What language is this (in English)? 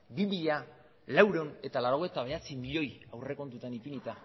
Basque